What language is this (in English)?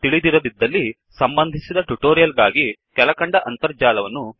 Kannada